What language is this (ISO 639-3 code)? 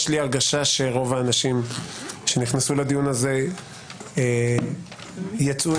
heb